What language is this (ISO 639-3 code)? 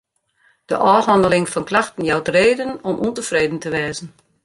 fry